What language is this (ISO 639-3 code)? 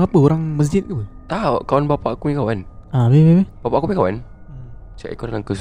msa